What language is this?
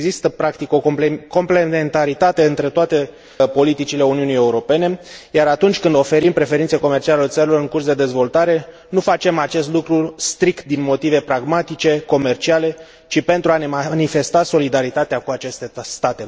Romanian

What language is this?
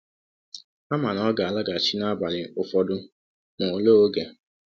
Igbo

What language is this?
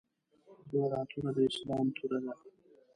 Pashto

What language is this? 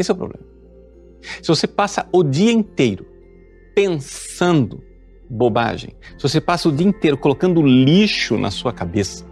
Portuguese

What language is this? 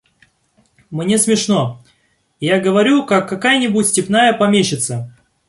Russian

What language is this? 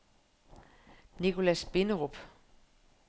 Danish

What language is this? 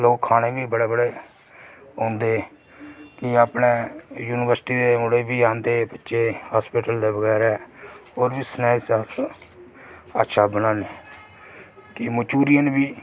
Dogri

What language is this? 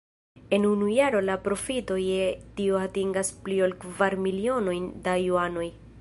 Esperanto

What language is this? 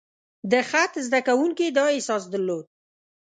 Pashto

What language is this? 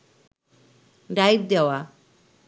Bangla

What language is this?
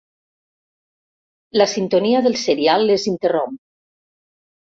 Catalan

